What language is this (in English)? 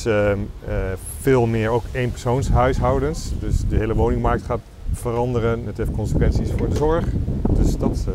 Dutch